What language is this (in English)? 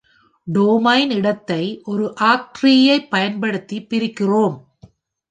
Tamil